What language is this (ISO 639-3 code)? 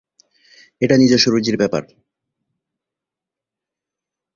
ben